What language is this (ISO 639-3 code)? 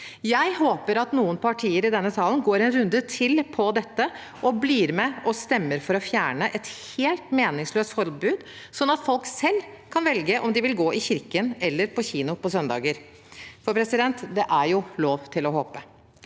nor